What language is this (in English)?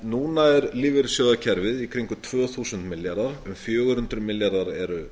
Icelandic